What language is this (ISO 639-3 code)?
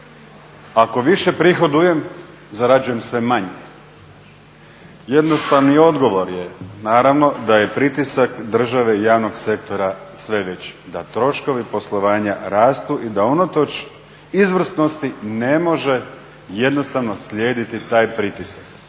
hrv